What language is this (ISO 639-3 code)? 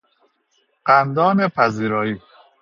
fas